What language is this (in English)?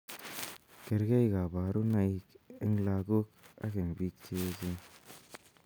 Kalenjin